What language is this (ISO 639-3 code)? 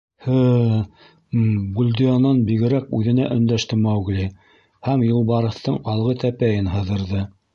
bak